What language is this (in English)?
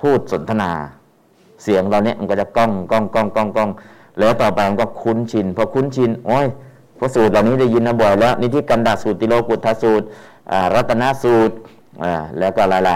Thai